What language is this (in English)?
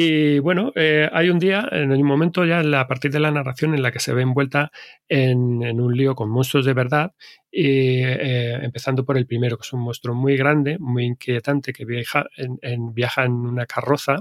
Spanish